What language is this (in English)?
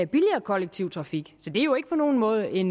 Danish